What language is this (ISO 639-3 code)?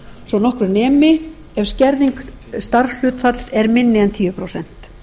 isl